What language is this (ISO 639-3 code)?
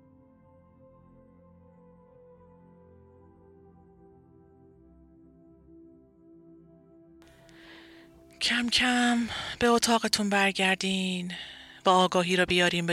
fas